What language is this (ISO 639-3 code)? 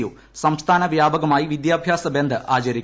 mal